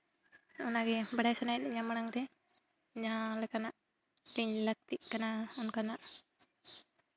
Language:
Santali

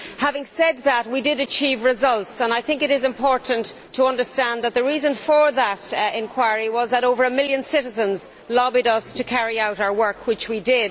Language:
English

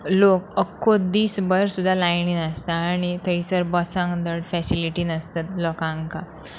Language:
Konkani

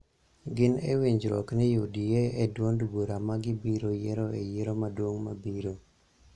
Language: Luo (Kenya and Tanzania)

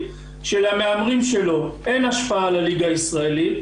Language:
Hebrew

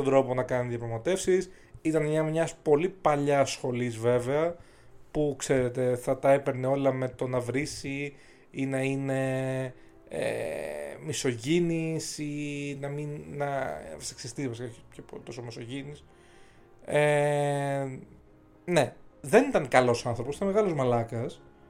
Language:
Greek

